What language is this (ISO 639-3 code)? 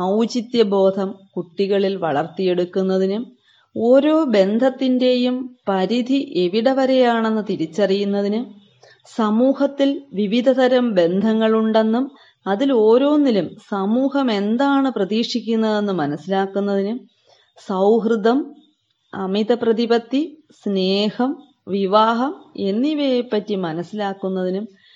mal